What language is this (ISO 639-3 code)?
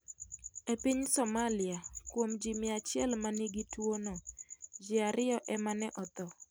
luo